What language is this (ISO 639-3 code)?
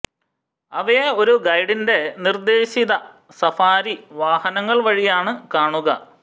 mal